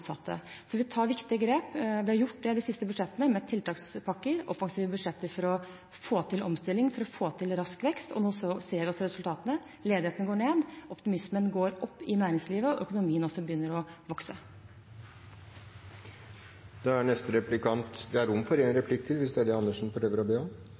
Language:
Norwegian Bokmål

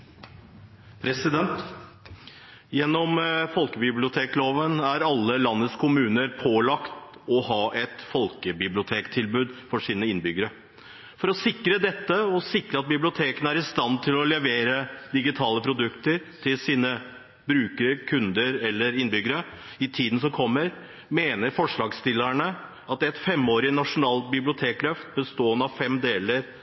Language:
Norwegian Bokmål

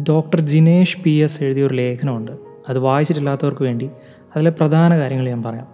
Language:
Malayalam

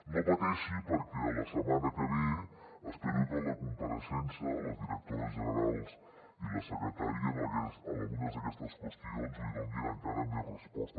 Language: Catalan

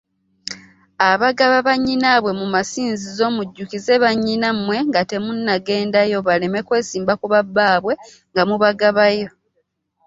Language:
Ganda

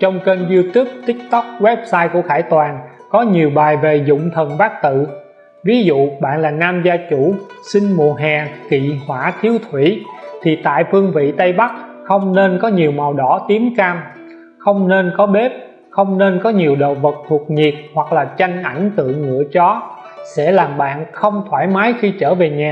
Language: Vietnamese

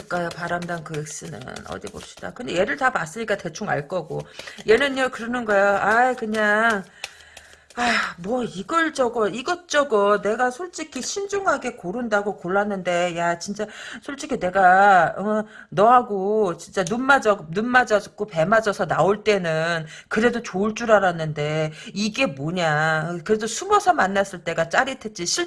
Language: Korean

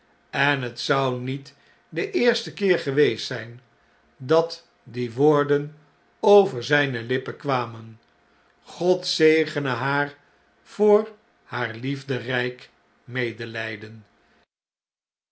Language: Dutch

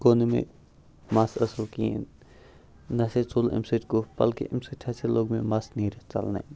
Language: Kashmiri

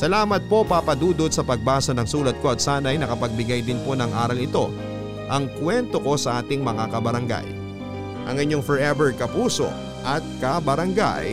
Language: Filipino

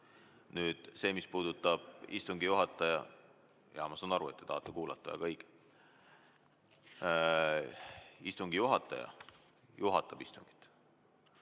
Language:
Estonian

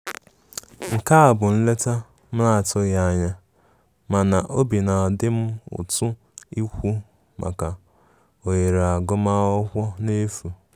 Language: Igbo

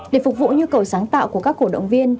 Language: Vietnamese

